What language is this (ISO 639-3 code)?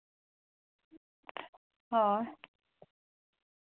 sat